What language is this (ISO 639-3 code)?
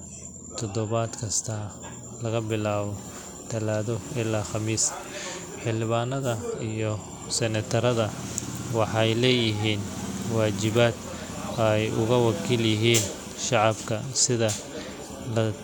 som